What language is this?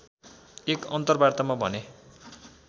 Nepali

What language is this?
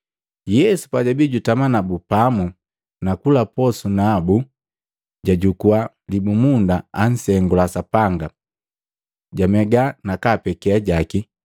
Matengo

